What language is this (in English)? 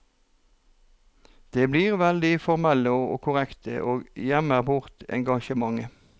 Norwegian